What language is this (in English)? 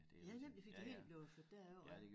Danish